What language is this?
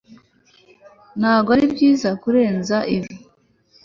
Kinyarwanda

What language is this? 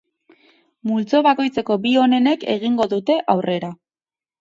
Basque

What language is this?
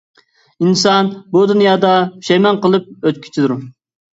Uyghur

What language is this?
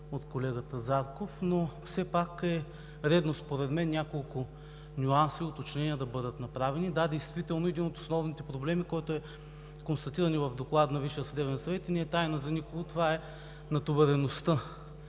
Bulgarian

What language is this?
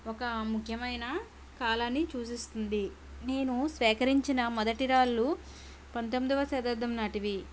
Telugu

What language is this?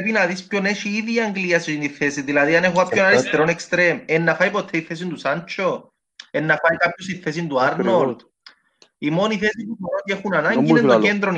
Greek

